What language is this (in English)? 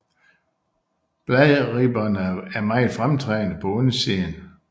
Danish